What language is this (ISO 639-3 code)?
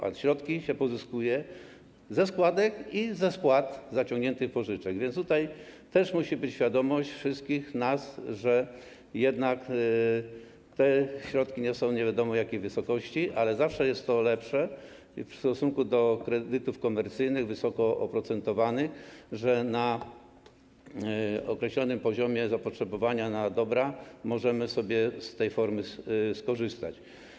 pol